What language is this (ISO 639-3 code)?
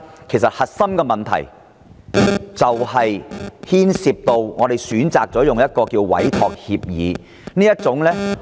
yue